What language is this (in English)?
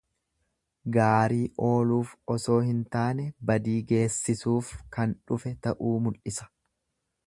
Oromo